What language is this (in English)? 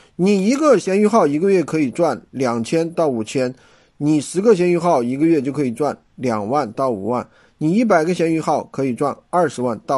Chinese